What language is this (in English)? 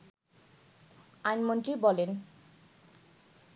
Bangla